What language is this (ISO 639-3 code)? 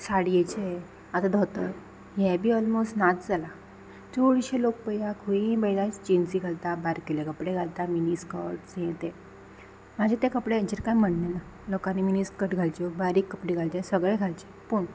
kok